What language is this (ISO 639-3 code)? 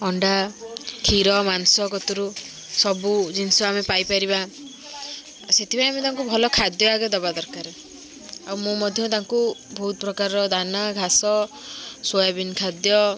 ori